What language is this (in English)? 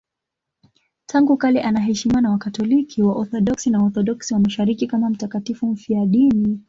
Swahili